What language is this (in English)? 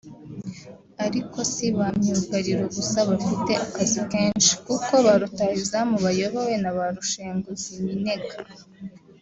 Kinyarwanda